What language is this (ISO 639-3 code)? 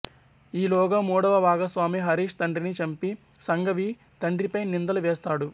tel